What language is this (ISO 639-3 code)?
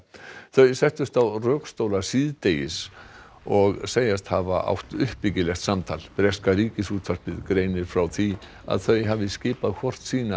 isl